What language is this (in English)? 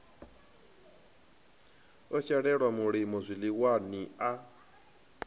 Venda